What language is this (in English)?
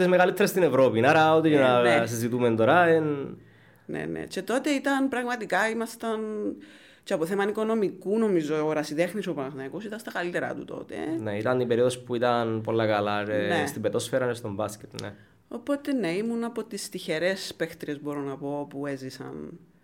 Greek